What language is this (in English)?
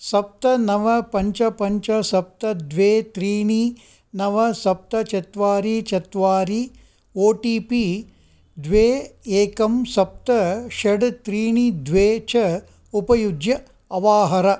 Sanskrit